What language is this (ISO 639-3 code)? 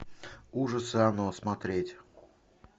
rus